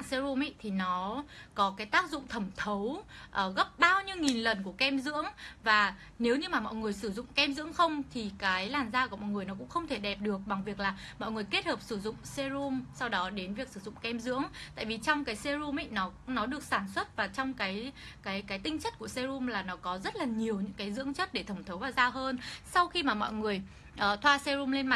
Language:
Vietnamese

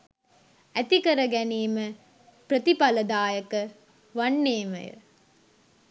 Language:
Sinhala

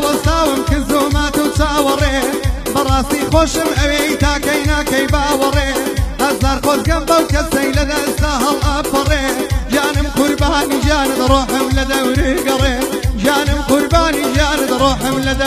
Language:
Arabic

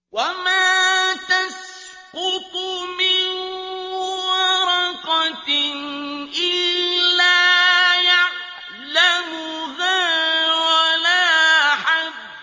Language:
Arabic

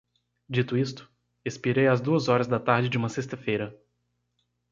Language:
Portuguese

